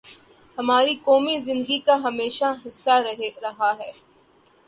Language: Urdu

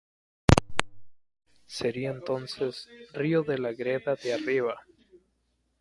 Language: Spanish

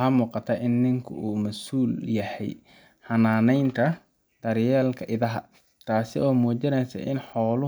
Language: Somali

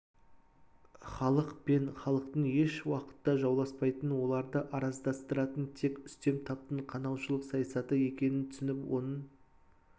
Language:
Kazakh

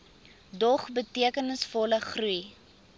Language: Afrikaans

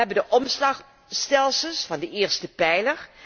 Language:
Dutch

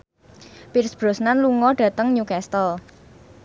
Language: Javanese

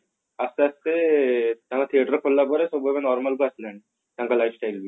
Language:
Odia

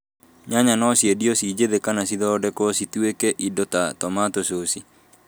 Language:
Kikuyu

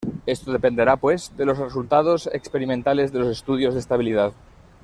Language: Spanish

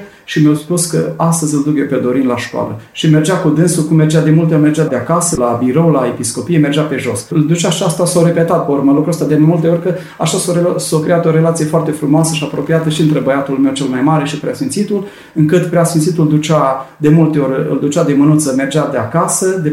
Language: Romanian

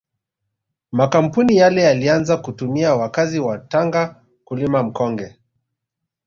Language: Swahili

